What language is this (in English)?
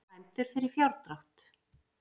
Icelandic